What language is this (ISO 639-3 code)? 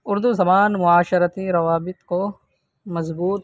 urd